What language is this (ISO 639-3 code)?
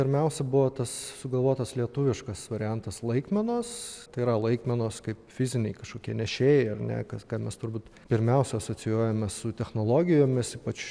lit